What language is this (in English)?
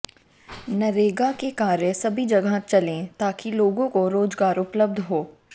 Hindi